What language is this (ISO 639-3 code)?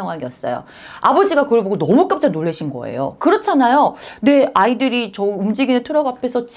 kor